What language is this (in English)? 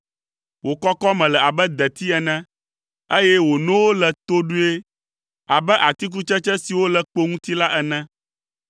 Ewe